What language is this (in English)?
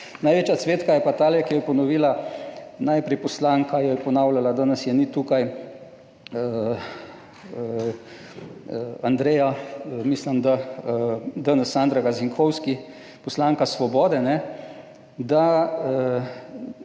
Slovenian